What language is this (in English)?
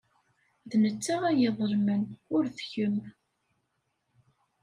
Kabyle